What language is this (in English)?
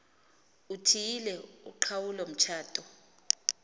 Xhosa